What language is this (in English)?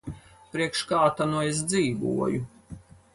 Latvian